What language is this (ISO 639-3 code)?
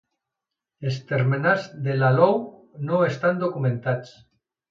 cat